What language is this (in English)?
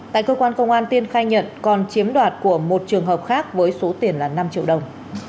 Vietnamese